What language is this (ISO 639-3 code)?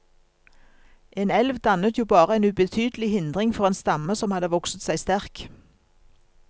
nor